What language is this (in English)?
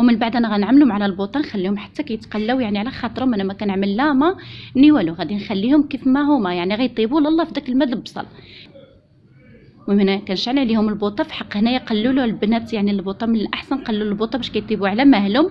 Arabic